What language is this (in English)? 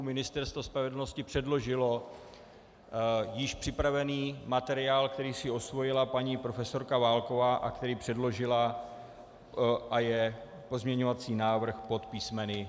Czech